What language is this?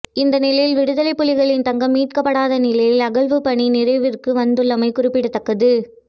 Tamil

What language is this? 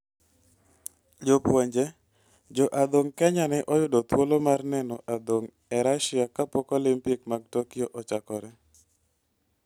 Luo (Kenya and Tanzania)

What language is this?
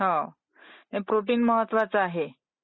Marathi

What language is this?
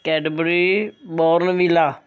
Punjabi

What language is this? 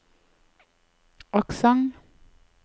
Norwegian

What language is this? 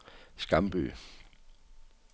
Danish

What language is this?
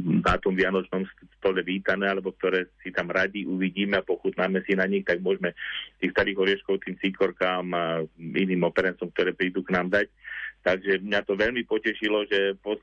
Slovak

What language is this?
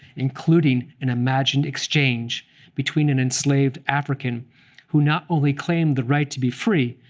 English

